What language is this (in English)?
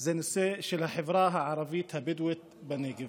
Hebrew